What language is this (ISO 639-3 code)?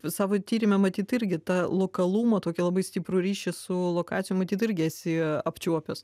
lit